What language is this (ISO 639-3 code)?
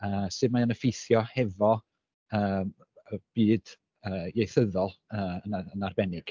cym